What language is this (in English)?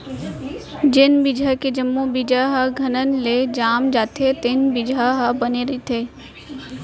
Chhattisgarhi